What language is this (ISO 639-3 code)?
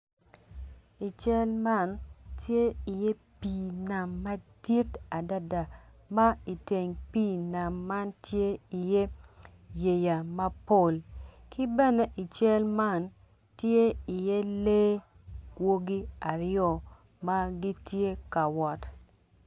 ach